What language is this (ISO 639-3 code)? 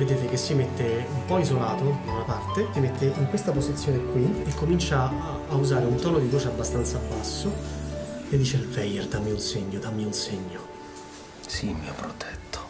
ita